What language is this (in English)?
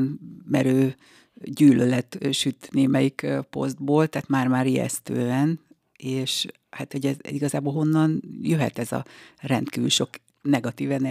Hungarian